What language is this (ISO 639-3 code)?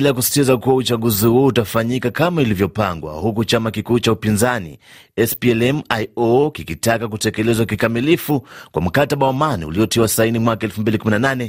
swa